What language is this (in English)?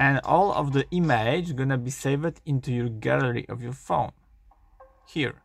English